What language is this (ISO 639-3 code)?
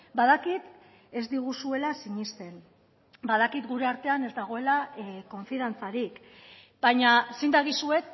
eus